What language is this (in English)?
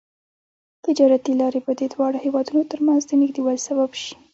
Pashto